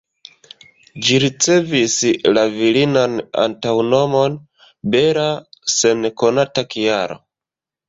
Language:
Esperanto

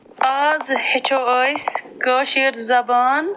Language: Kashmiri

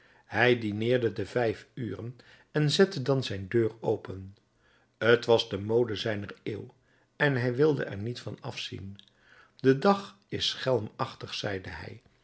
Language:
Dutch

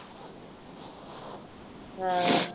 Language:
Punjabi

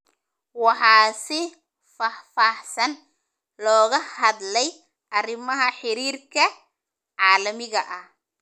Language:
Somali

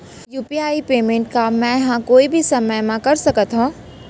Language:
Chhattisgarhi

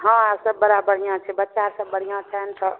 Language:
Maithili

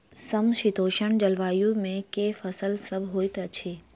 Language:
Maithili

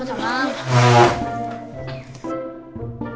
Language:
Indonesian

